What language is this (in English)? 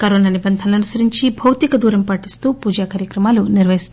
Telugu